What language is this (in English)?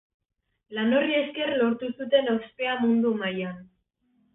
Basque